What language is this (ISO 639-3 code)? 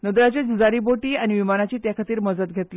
kok